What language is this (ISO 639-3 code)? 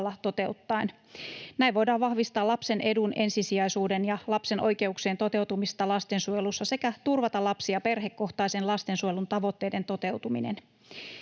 fin